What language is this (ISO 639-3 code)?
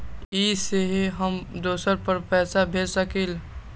mag